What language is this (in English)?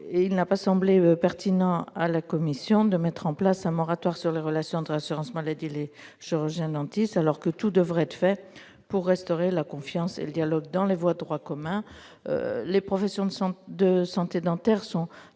French